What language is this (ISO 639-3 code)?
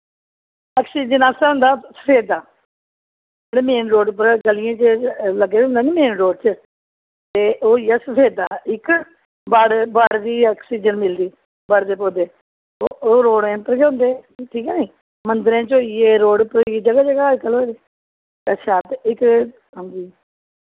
doi